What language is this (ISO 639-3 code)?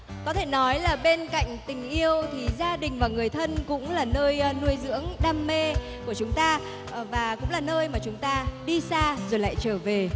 vie